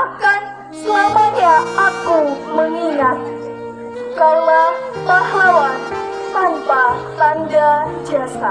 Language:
Indonesian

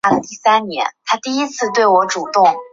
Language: Chinese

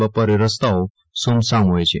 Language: Gujarati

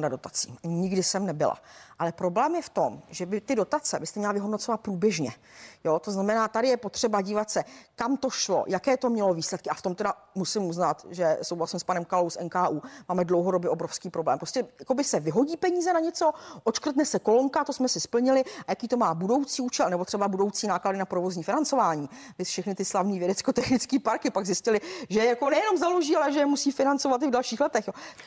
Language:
Czech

